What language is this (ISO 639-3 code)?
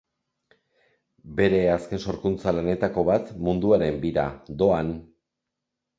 eus